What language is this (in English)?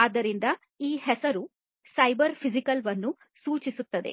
Kannada